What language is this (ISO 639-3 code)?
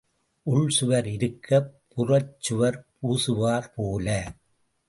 tam